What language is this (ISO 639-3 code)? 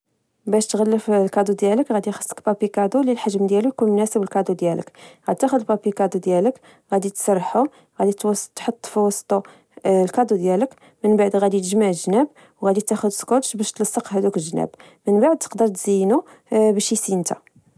ary